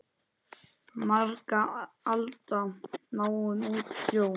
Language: Icelandic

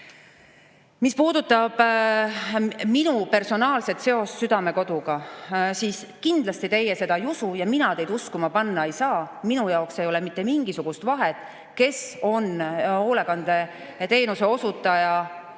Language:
Estonian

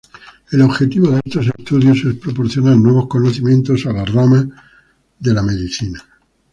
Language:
Spanish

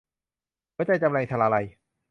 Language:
Thai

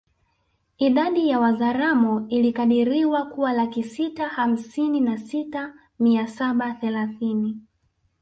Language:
Swahili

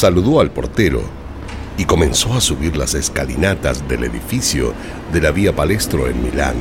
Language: Spanish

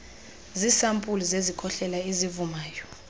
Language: Xhosa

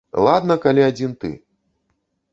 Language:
Belarusian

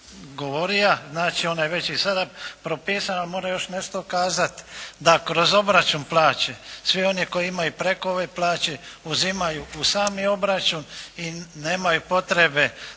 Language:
Croatian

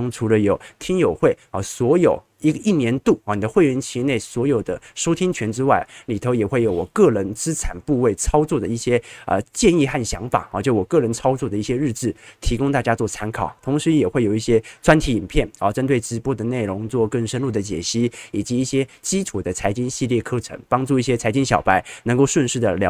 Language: Chinese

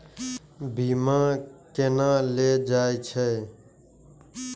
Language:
Maithili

